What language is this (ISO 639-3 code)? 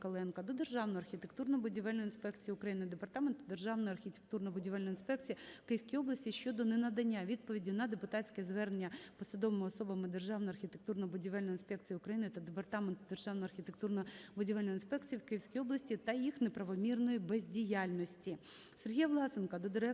ukr